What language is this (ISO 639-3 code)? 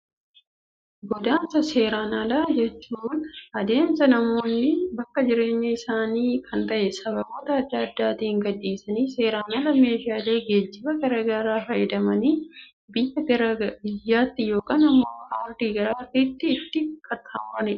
orm